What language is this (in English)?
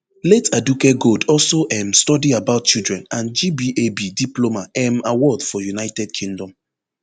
Nigerian Pidgin